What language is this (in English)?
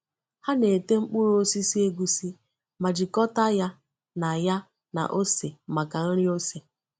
Igbo